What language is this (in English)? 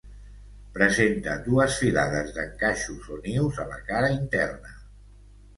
Catalan